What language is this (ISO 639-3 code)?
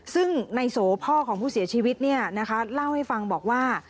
tha